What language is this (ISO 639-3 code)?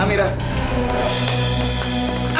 ind